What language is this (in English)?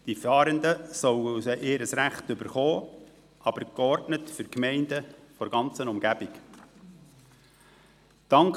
Swiss German